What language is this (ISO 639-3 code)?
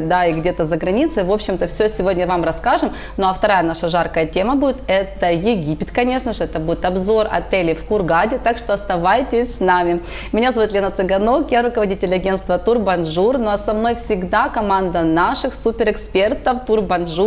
rus